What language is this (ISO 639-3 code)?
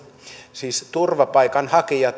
fin